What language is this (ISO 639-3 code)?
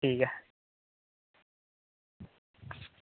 doi